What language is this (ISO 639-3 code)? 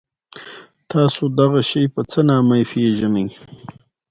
pus